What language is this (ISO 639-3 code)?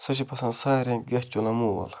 kas